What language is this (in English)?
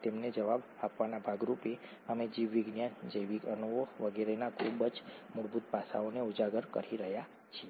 Gujarati